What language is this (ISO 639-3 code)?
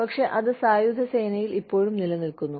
mal